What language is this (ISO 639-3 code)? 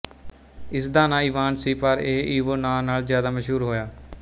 pan